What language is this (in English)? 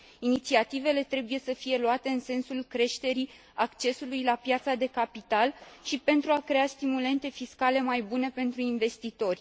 Romanian